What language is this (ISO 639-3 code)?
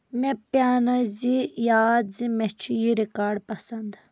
kas